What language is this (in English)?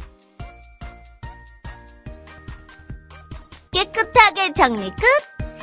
Korean